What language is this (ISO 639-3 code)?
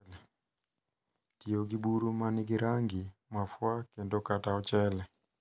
luo